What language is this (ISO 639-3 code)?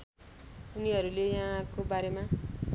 nep